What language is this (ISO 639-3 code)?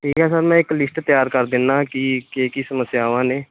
pan